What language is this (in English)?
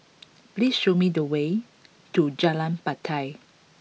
English